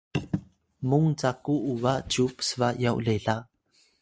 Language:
Atayal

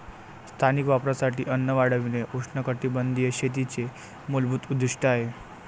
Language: Marathi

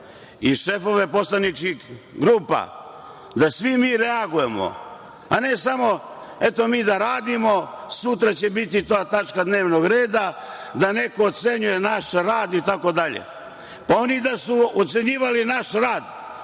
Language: Serbian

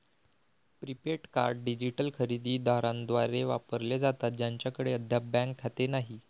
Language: Marathi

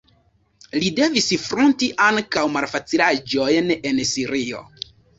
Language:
Esperanto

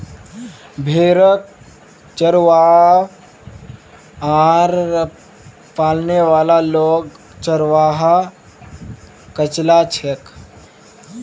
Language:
Magahi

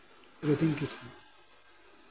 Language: Santali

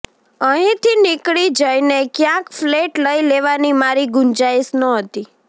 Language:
Gujarati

